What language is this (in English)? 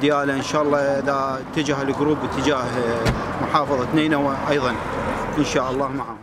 Arabic